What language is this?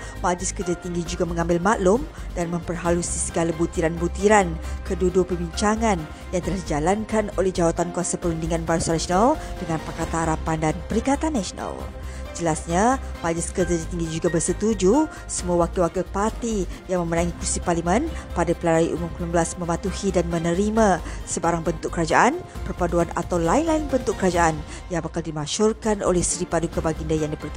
Malay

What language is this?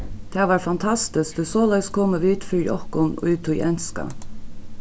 Faroese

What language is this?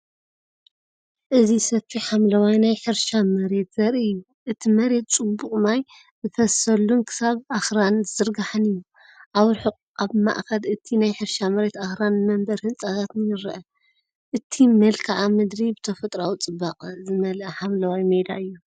Tigrinya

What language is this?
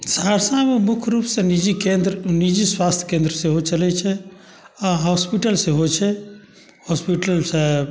Maithili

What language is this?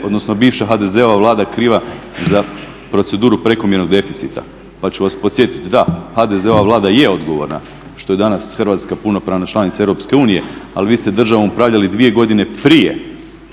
Croatian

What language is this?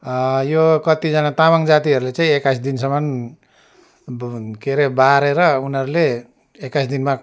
Nepali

